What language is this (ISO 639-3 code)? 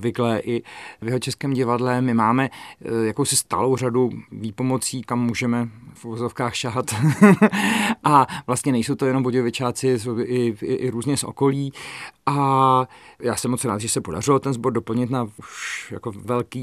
ces